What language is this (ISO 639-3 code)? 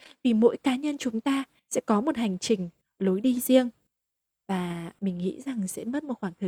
vie